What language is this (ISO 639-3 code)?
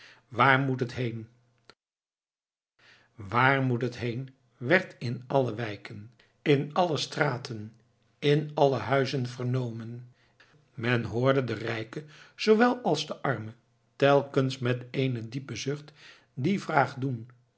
nld